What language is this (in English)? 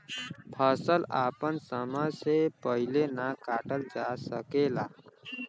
Bhojpuri